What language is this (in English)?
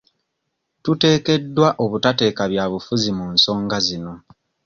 Ganda